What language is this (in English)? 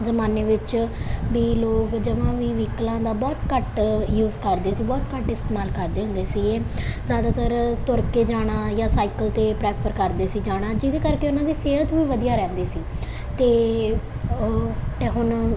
Punjabi